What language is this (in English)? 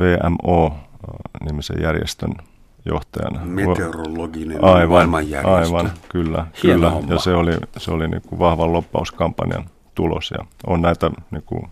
Finnish